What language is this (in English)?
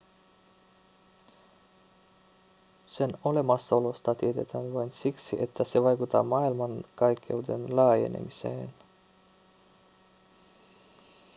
Finnish